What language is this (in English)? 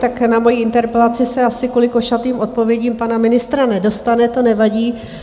Czech